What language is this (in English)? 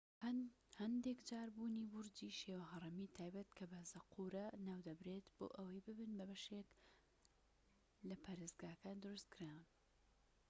Central Kurdish